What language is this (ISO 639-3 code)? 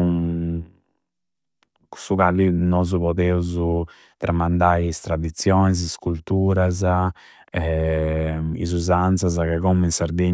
sro